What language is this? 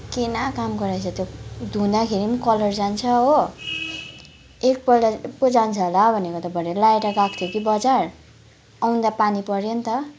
Nepali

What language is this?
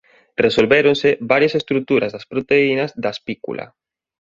Galician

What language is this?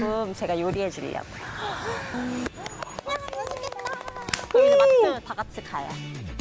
Korean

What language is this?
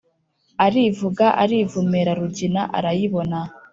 Kinyarwanda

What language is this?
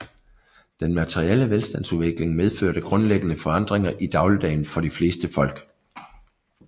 Danish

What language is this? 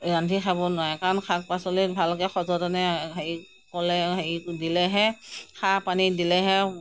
Assamese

